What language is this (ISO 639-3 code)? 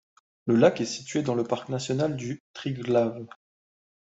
fra